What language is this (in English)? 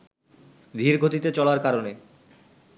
Bangla